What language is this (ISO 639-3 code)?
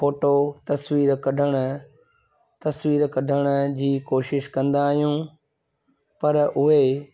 snd